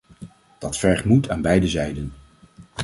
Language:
Dutch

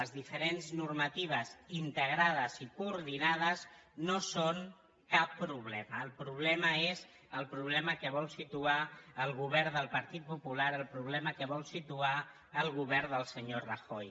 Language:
Catalan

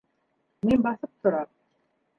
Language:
Bashkir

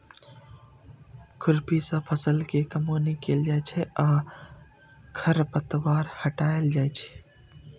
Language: Maithili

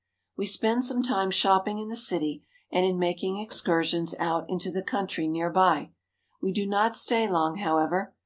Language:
English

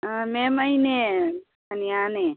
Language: Manipuri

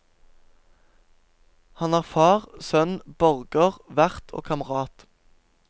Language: Norwegian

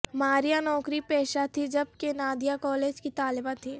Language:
Urdu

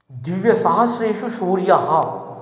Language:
Sanskrit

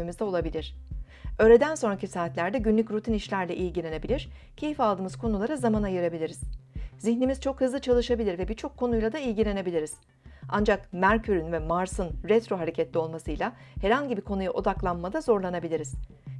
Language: Turkish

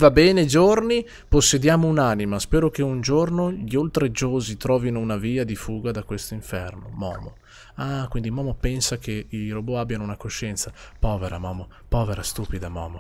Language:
Italian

